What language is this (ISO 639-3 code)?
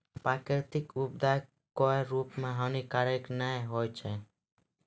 mai